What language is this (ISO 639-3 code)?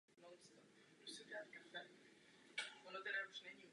ces